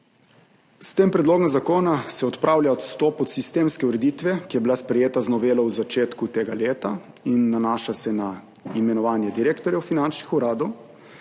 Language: Slovenian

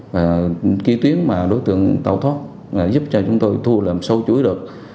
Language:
Vietnamese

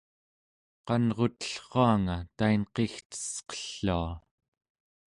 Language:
Central Yupik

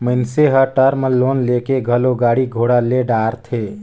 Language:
Chhattisgarhi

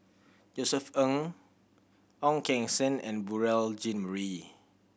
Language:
English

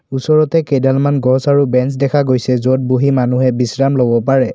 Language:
Assamese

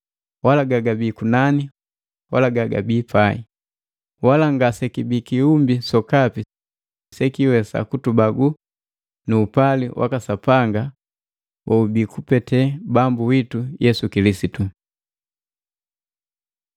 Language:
Matengo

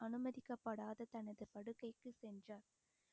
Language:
Tamil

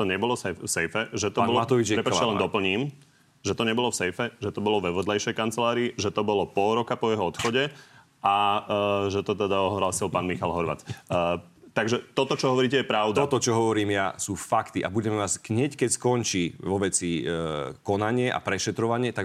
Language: Slovak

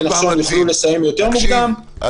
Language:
Hebrew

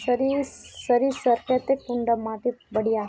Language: Magahi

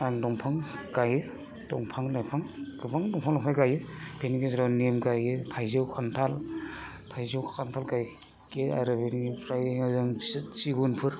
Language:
Bodo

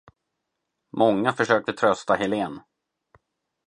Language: Swedish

